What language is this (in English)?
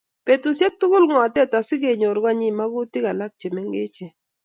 Kalenjin